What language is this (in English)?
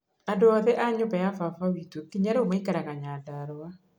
Kikuyu